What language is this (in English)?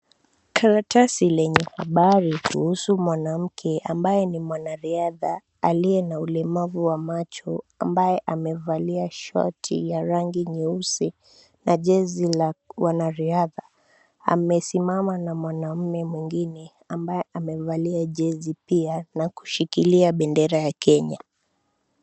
Swahili